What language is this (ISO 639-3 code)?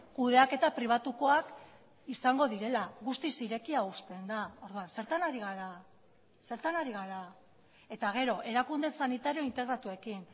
eus